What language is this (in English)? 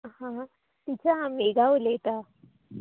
Konkani